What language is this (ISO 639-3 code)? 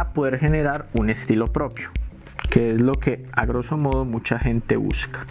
spa